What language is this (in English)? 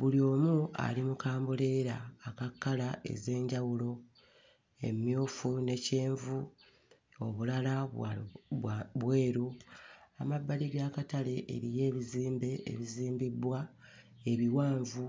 Ganda